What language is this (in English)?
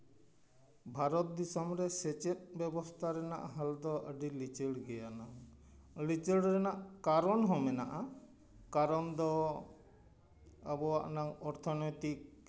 Santali